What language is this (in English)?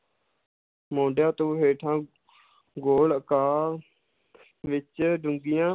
Punjabi